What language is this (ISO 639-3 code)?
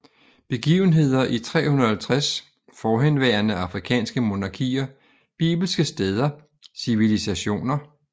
dan